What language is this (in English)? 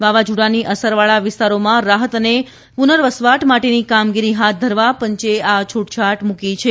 Gujarati